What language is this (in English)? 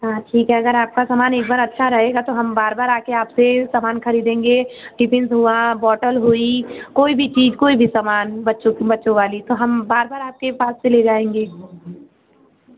Hindi